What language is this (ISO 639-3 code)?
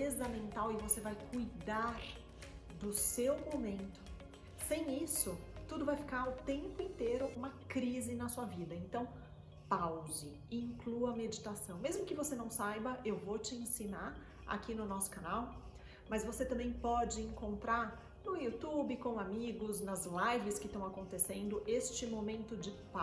por